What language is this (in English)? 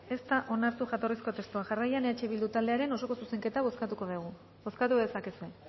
Basque